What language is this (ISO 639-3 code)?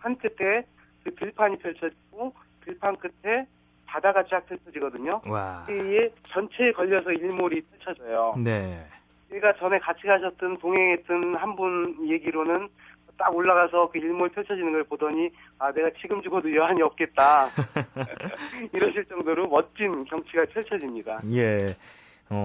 kor